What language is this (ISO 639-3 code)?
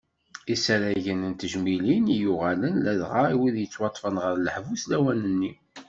kab